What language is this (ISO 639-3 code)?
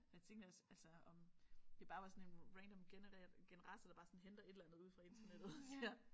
dan